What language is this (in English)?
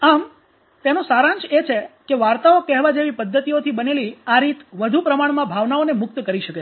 Gujarati